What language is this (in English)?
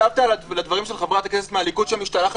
Hebrew